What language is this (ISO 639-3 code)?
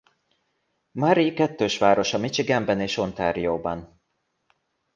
hun